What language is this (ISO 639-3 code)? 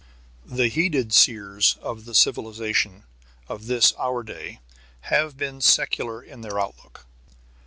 eng